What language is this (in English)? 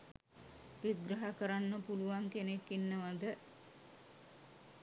Sinhala